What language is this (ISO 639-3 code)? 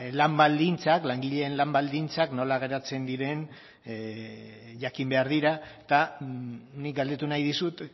eus